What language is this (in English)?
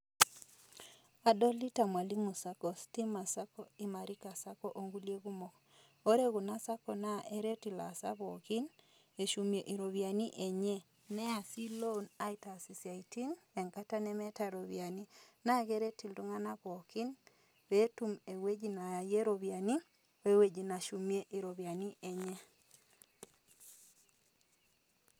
Masai